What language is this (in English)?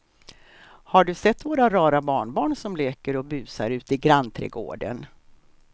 Swedish